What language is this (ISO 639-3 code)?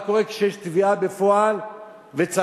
heb